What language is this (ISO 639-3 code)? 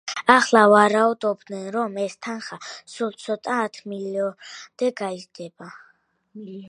kat